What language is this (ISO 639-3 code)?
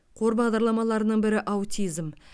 kaz